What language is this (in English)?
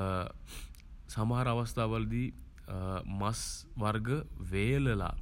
Sinhala